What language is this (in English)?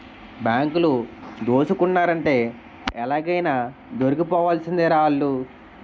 Telugu